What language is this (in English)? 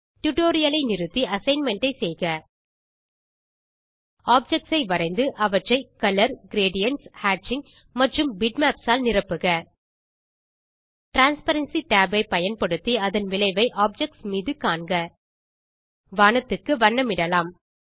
Tamil